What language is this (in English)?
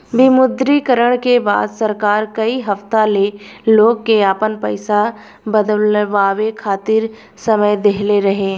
Bhojpuri